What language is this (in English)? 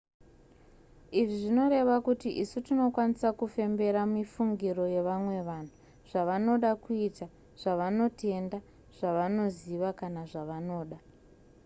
Shona